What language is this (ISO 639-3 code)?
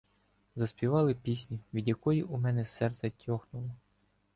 ukr